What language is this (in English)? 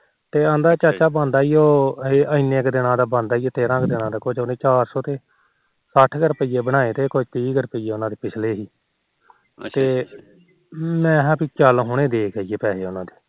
Punjabi